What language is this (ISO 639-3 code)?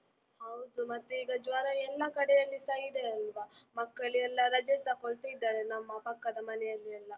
kan